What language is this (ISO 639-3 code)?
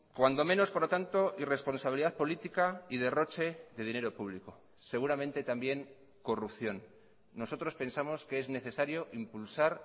spa